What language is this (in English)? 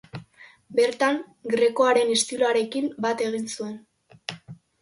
Basque